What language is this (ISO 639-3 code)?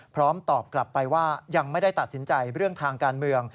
tha